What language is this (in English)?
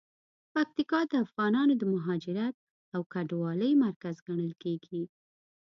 Pashto